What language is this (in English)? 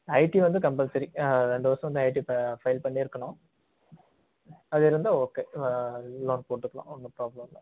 Tamil